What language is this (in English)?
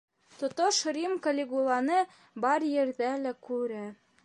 Bashkir